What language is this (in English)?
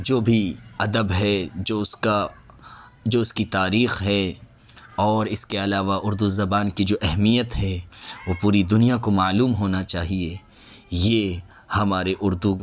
Urdu